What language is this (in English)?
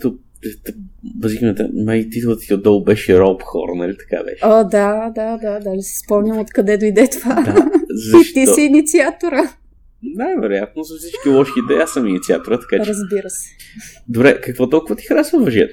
Bulgarian